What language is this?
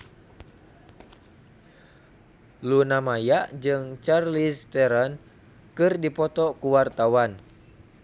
Sundanese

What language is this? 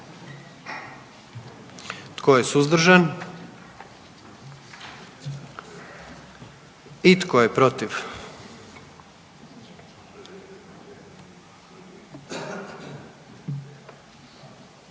Croatian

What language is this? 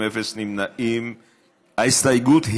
Hebrew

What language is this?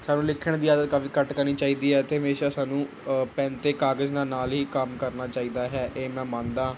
Punjabi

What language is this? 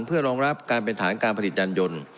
Thai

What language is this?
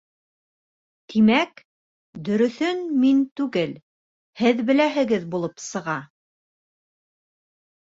Bashkir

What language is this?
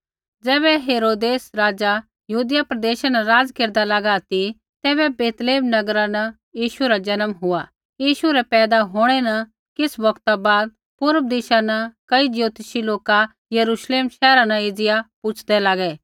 Kullu Pahari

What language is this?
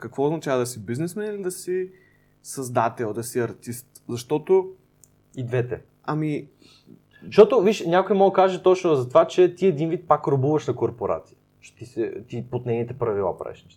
Bulgarian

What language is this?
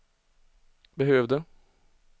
Swedish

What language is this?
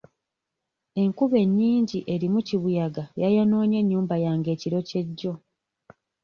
Ganda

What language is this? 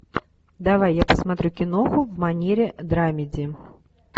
Russian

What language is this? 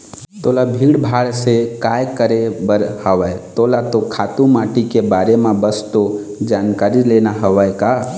Chhattisgarhi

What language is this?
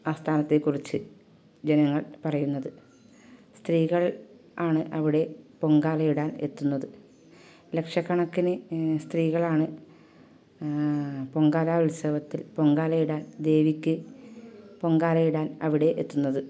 Malayalam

